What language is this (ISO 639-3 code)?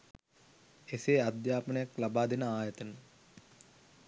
sin